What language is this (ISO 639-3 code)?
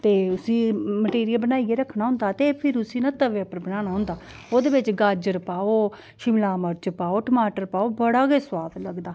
doi